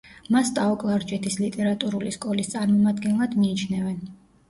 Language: Georgian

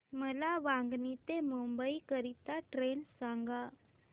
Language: Marathi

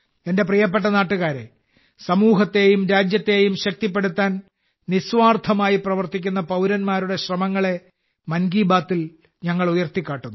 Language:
Malayalam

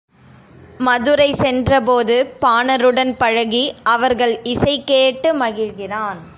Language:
Tamil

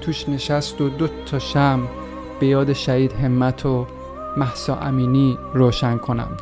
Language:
Persian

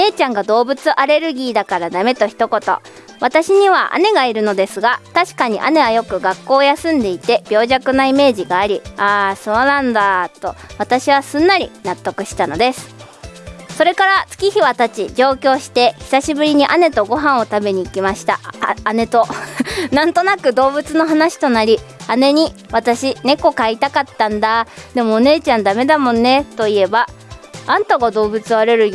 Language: Japanese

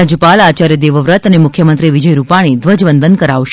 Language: Gujarati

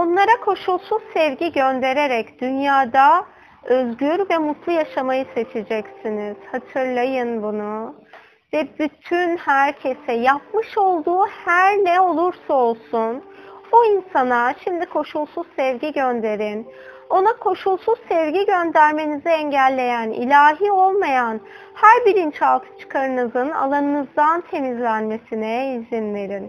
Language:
Turkish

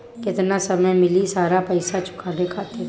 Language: Bhojpuri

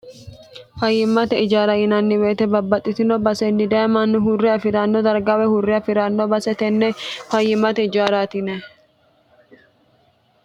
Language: Sidamo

